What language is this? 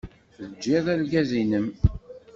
Kabyle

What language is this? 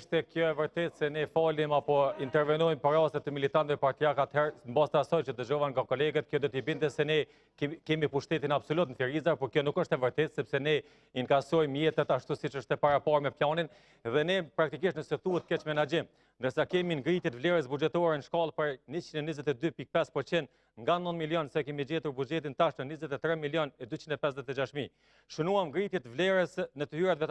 Romanian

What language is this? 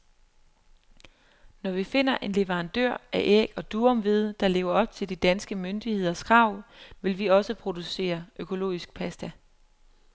Danish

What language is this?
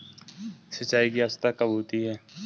Hindi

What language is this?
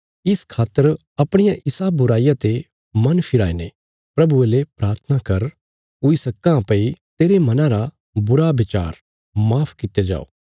Bilaspuri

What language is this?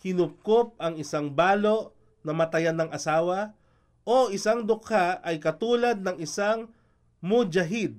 Filipino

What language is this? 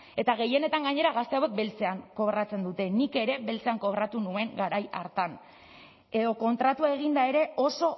Basque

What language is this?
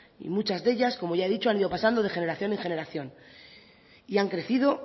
Spanish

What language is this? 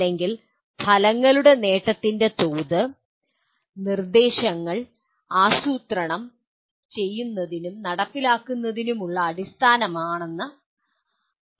Malayalam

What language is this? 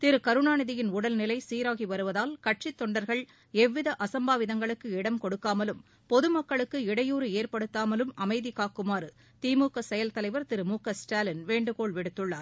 Tamil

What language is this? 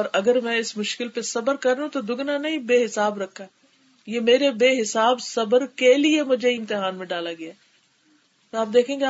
Urdu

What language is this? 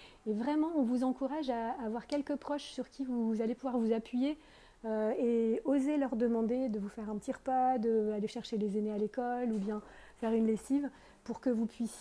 French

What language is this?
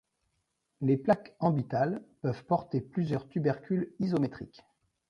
French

